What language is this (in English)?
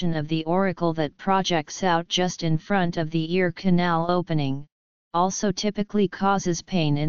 English